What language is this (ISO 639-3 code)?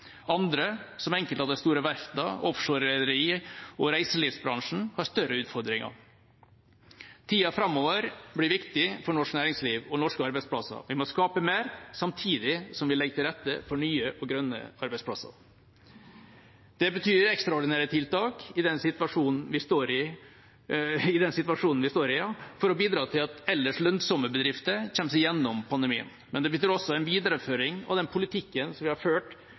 nob